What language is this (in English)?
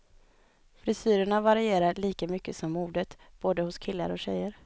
Swedish